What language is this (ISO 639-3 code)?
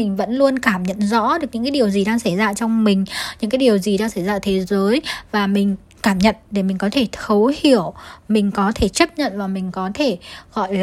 vie